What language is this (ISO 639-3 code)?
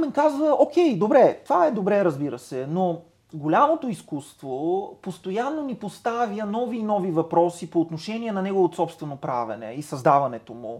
bul